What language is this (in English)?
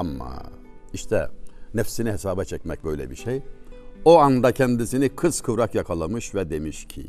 Turkish